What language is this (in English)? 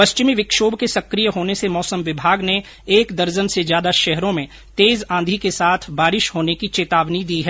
Hindi